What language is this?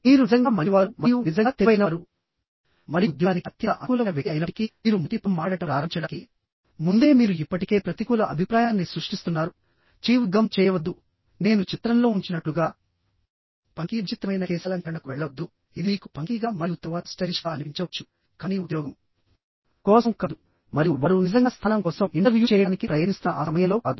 Telugu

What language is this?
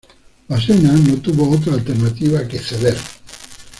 Spanish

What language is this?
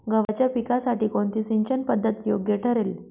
Marathi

